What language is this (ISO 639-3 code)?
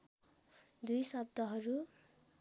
nep